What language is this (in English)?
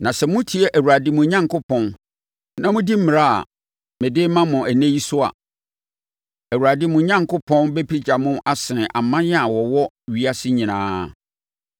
Akan